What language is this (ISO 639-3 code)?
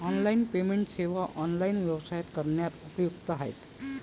mar